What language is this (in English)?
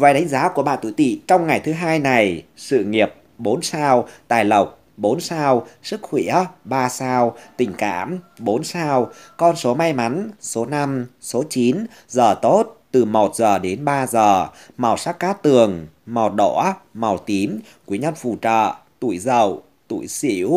Vietnamese